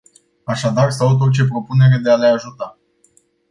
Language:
Romanian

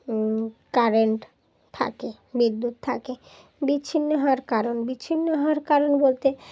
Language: Bangla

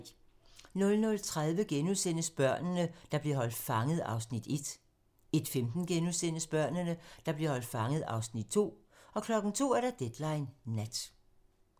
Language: Danish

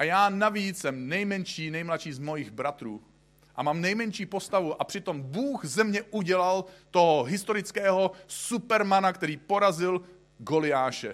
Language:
Czech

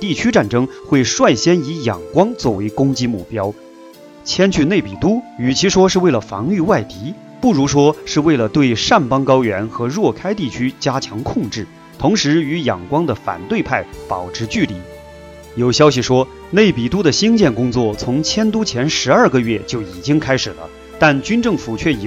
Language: Chinese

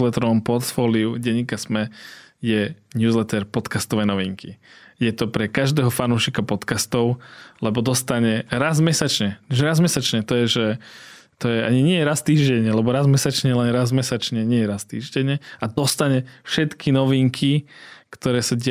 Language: Slovak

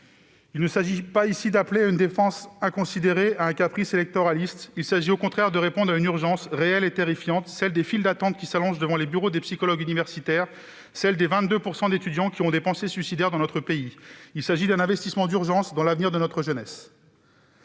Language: French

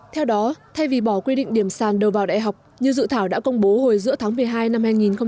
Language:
Vietnamese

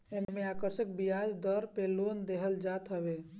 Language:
Bhojpuri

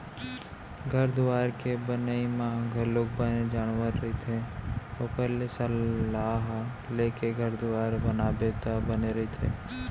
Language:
Chhattisgarhi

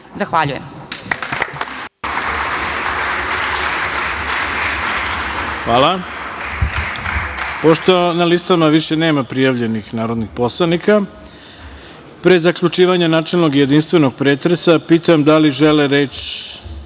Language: Serbian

